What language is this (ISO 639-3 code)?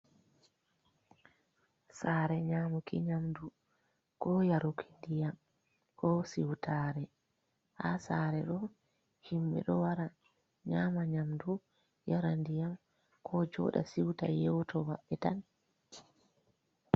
ful